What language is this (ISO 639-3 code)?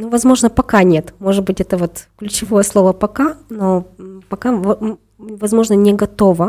rus